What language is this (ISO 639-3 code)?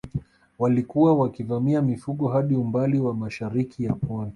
swa